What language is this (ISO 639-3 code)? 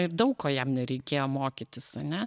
lit